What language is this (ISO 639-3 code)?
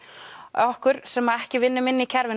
isl